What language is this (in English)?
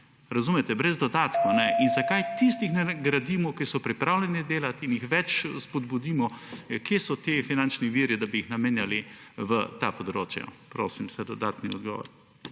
Slovenian